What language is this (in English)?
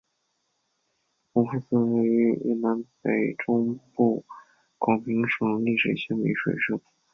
Chinese